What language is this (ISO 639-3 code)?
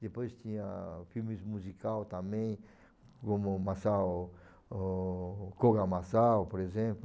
por